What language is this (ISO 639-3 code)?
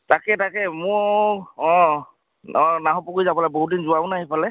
asm